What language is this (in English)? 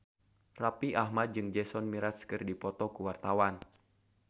Sundanese